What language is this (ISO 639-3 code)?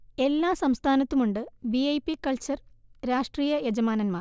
mal